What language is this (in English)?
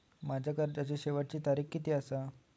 Marathi